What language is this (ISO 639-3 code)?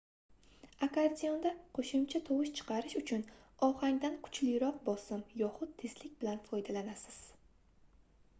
uzb